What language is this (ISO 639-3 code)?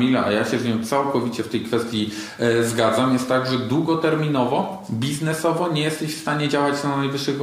pol